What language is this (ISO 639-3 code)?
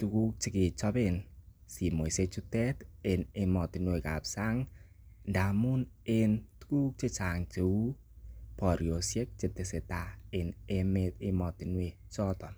kln